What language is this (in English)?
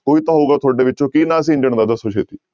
Punjabi